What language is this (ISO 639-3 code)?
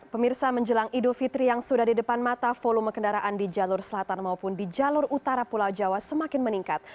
ind